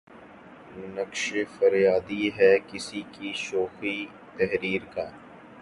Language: Urdu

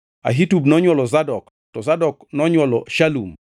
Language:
Luo (Kenya and Tanzania)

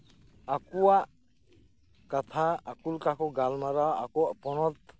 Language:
Santali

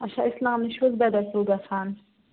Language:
Kashmiri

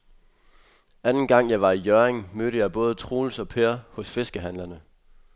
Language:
Danish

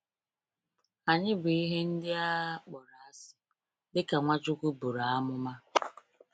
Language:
Igbo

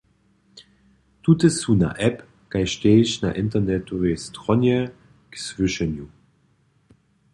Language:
Upper Sorbian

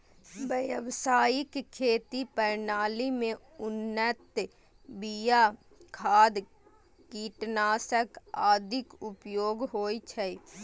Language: Maithili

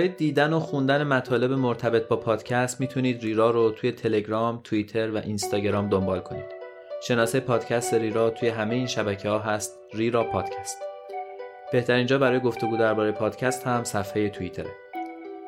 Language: Persian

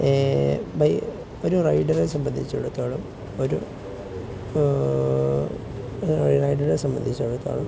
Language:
Malayalam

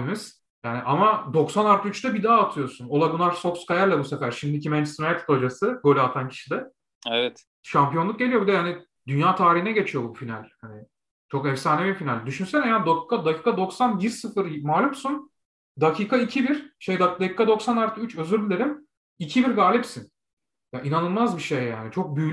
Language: Turkish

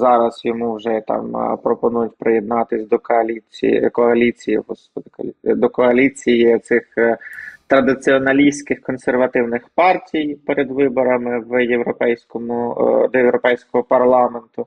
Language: Ukrainian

